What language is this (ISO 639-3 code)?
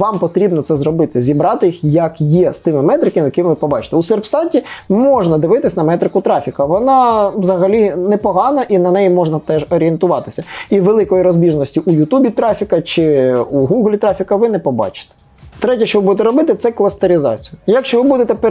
ukr